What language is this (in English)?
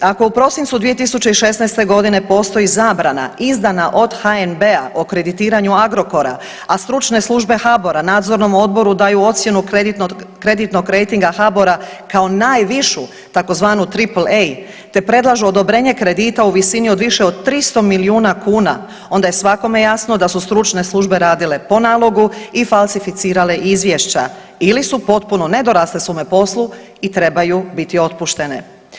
Croatian